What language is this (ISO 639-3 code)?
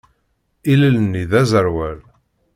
kab